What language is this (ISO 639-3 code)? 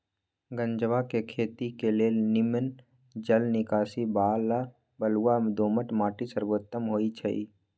mag